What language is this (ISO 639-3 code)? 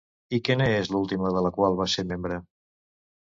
cat